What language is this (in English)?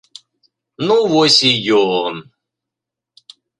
Belarusian